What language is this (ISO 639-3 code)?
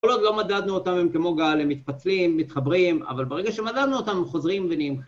heb